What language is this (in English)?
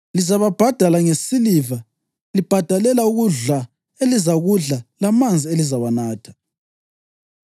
North Ndebele